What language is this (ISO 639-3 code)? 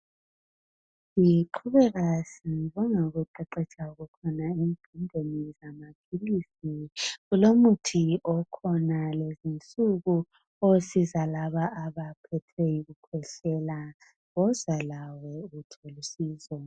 nde